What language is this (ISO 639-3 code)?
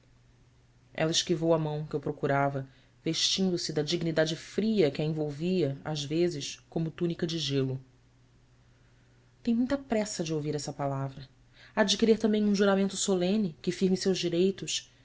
por